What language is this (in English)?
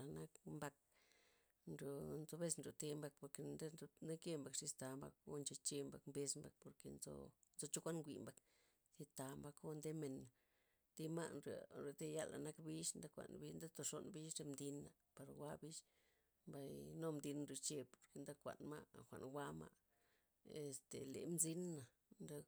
Loxicha Zapotec